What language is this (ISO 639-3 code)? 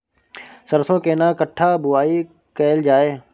mai